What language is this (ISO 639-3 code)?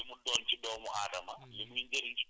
wol